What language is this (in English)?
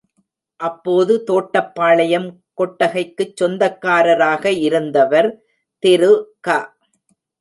Tamil